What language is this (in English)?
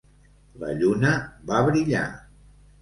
Catalan